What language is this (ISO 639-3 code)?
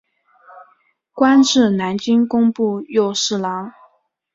zho